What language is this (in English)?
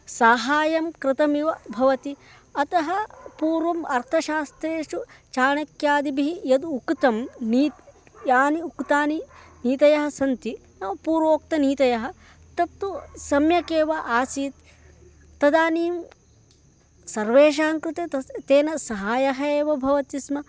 Sanskrit